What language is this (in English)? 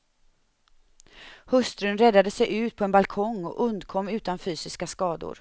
Swedish